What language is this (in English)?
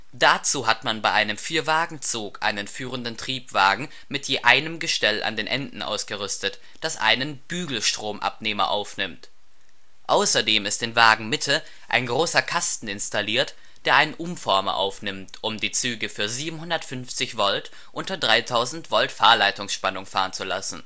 German